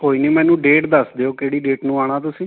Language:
Punjabi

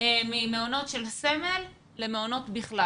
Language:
Hebrew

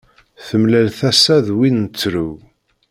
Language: Kabyle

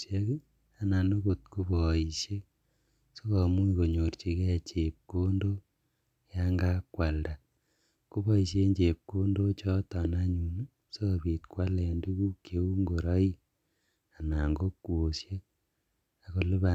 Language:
Kalenjin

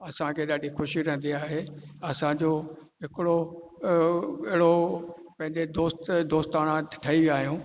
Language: Sindhi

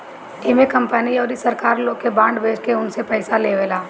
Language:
Bhojpuri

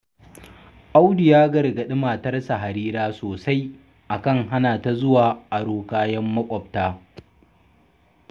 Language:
Hausa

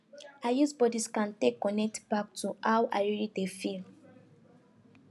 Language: Nigerian Pidgin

